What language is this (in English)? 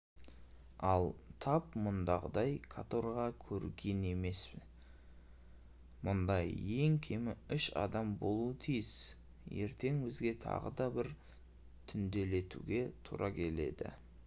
Kazakh